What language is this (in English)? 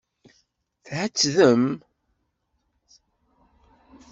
Kabyle